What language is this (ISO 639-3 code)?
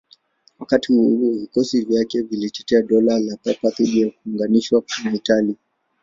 swa